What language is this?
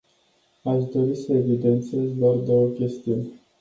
Romanian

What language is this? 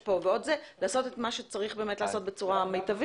Hebrew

